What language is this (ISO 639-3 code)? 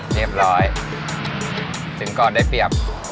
tha